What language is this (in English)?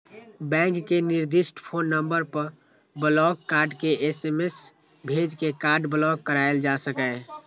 Maithili